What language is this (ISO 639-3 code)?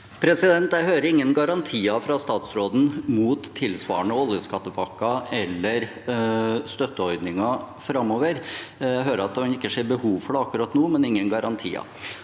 nor